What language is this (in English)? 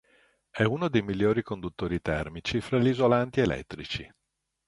Italian